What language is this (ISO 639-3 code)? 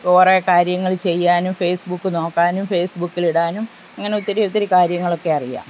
mal